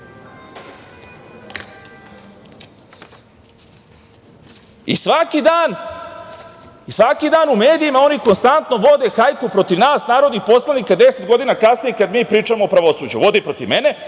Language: Serbian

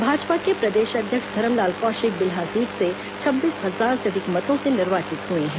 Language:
Hindi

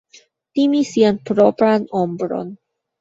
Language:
Esperanto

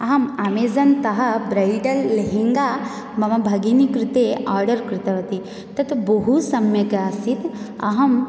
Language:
Sanskrit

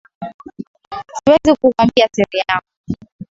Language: Swahili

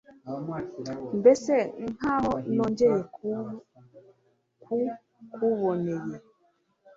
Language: Kinyarwanda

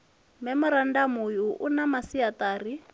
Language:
Venda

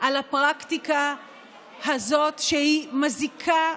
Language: Hebrew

